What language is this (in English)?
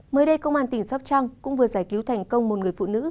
Vietnamese